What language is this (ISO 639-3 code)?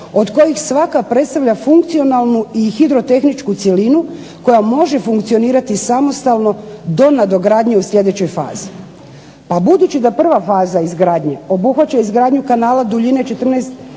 hrv